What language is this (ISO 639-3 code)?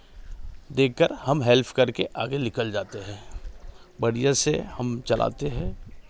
hin